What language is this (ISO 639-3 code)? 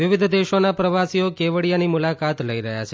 guj